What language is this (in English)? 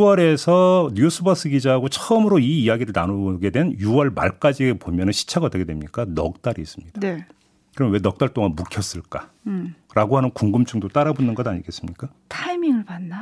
Korean